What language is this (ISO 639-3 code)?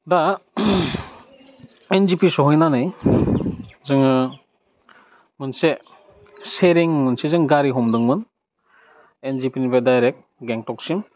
brx